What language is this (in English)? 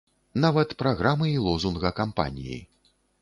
Belarusian